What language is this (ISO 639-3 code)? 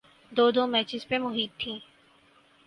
urd